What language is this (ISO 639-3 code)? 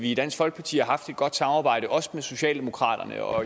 dan